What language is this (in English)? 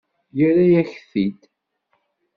Kabyle